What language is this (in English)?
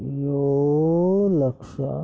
Kannada